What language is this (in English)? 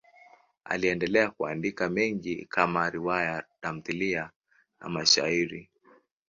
Swahili